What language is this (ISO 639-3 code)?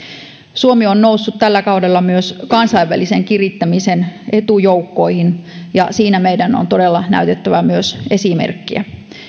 fin